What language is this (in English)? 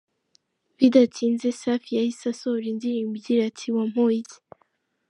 Kinyarwanda